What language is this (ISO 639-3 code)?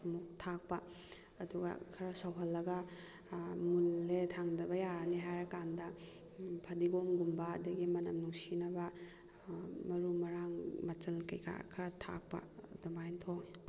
mni